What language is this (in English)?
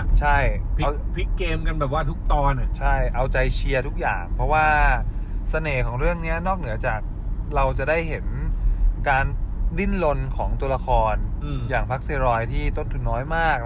Thai